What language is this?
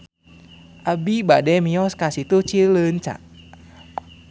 Sundanese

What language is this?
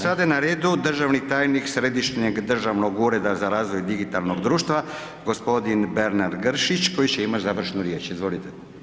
Croatian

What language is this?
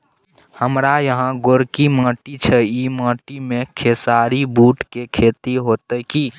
Maithili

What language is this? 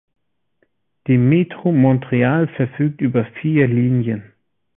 German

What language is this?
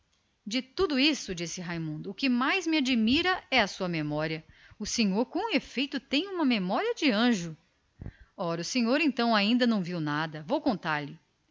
Portuguese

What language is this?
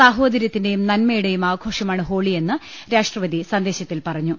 Malayalam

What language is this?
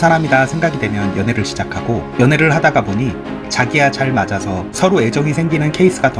Korean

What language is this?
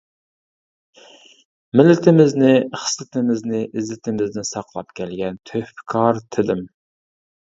Uyghur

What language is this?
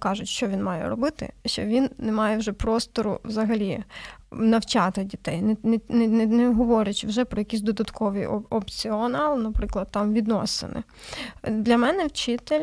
Ukrainian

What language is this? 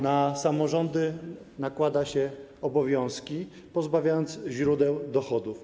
Polish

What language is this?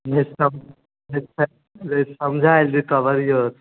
Maithili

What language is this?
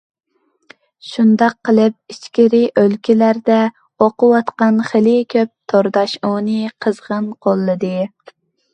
Uyghur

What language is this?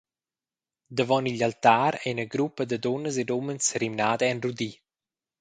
Romansh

